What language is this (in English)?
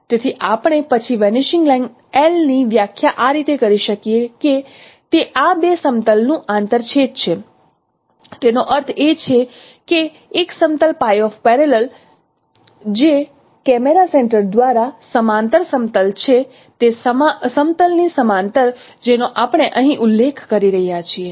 Gujarati